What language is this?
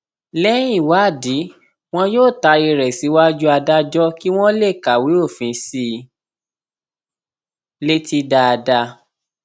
Yoruba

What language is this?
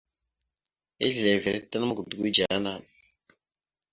Mada (Cameroon)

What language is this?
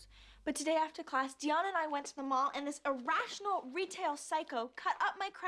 English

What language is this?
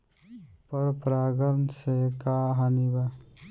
Bhojpuri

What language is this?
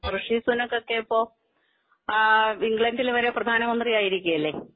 Malayalam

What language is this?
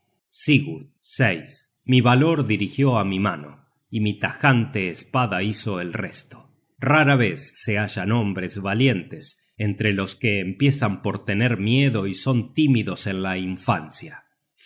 Spanish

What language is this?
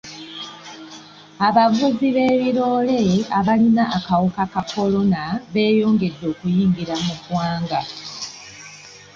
Ganda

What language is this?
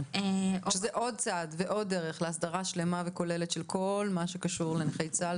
Hebrew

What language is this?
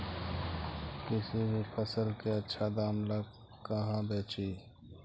Magahi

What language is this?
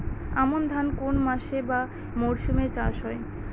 Bangla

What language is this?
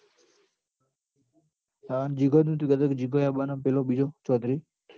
Gujarati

